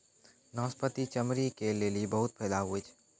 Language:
Maithili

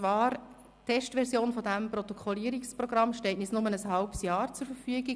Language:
Swiss German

